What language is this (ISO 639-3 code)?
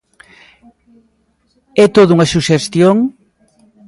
glg